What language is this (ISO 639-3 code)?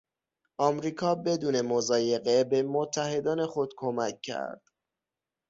fas